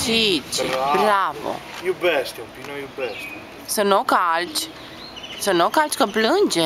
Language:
Romanian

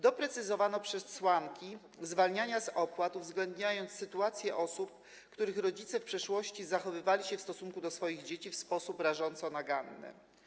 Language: Polish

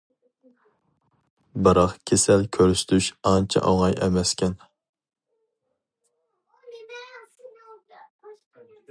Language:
Uyghur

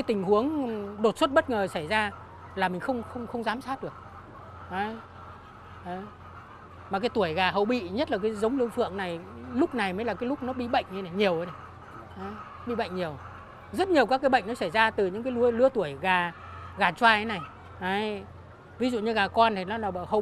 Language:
Vietnamese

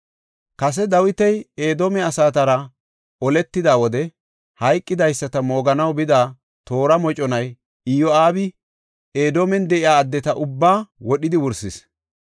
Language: Gofa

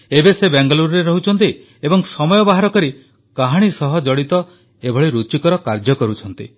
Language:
Odia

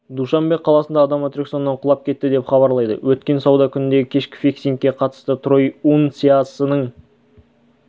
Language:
Kazakh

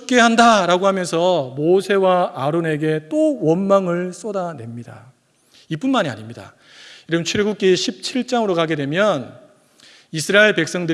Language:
Korean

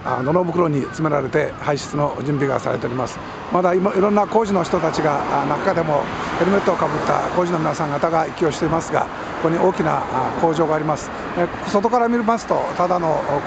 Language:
Japanese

